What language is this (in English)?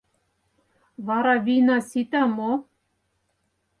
Mari